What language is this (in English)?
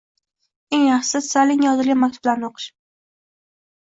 Uzbek